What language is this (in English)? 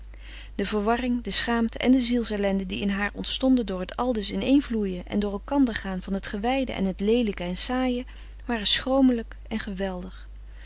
Dutch